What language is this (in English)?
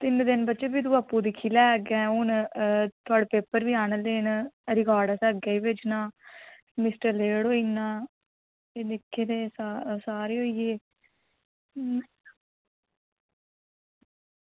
Dogri